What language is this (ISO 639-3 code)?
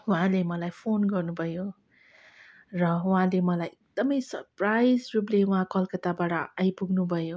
nep